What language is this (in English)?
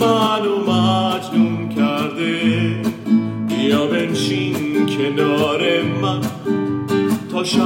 Persian